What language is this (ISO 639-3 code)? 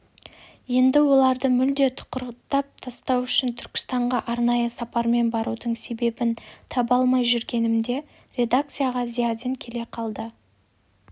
kaz